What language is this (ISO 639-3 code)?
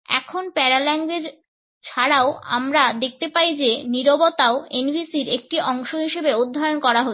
ben